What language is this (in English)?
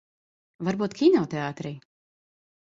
Latvian